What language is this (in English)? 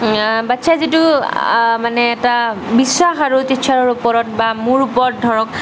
Assamese